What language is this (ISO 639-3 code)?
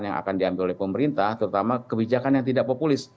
ind